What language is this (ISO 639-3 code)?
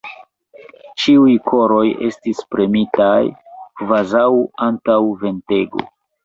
epo